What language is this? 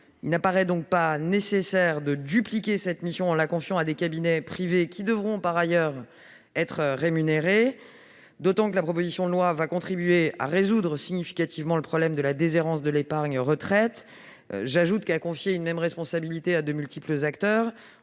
French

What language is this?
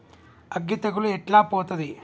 Telugu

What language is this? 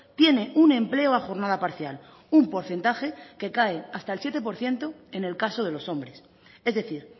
Spanish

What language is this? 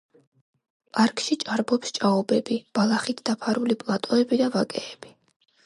Georgian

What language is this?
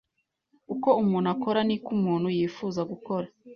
Kinyarwanda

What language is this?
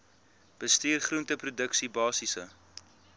Afrikaans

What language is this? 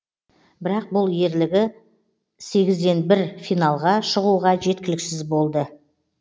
Kazakh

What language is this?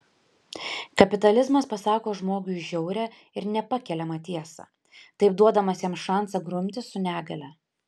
Lithuanian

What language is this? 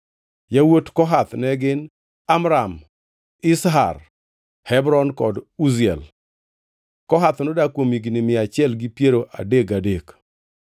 Luo (Kenya and Tanzania)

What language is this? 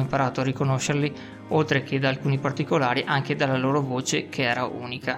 Italian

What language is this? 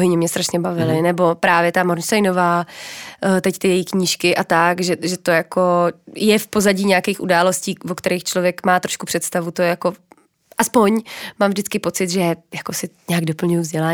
Czech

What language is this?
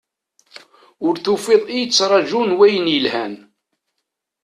Kabyle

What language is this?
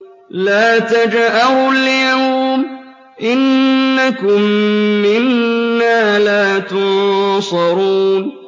Arabic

